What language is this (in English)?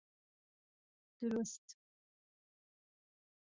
Central Kurdish